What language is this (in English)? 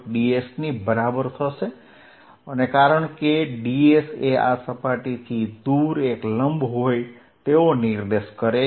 Gujarati